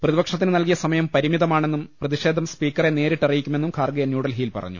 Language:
Malayalam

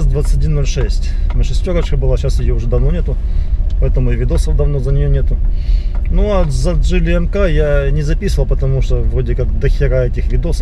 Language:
Russian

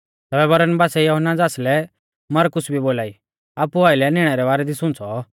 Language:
Mahasu Pahari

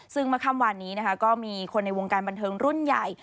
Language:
Thai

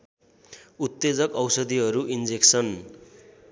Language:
Nepali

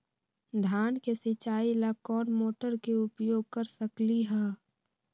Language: Magahi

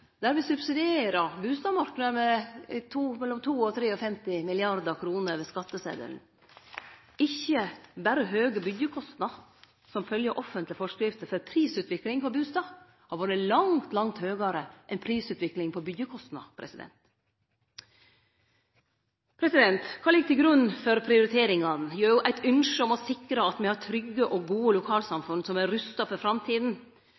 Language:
Norwegian Nynorsk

